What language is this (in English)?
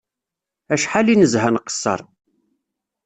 Kabyle